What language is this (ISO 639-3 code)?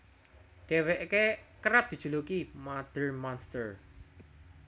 jav